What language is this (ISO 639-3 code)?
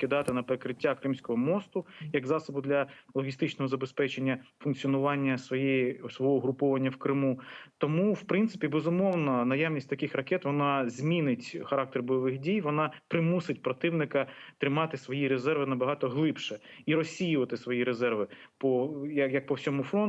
ukr